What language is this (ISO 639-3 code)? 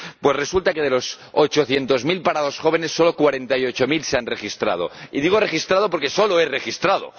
spa